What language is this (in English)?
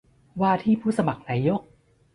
Thai